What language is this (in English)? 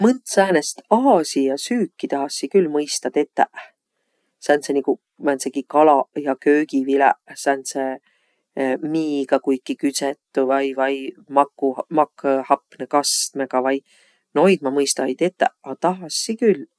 Võro